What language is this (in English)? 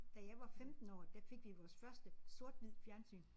Danish